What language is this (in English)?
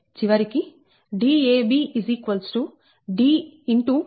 Telugu